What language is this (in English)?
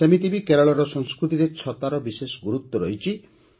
Odia